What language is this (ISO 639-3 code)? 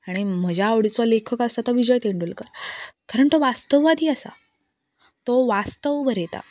kok